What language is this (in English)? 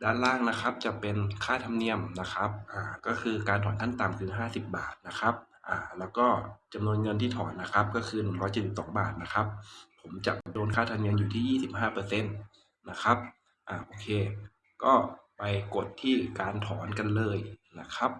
Thai